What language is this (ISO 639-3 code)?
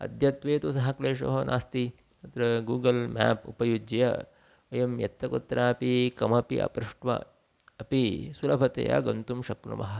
san